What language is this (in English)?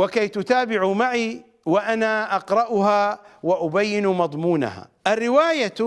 Arabic